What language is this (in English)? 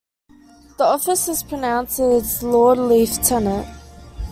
English